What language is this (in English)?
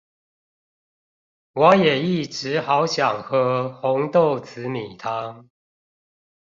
Chinese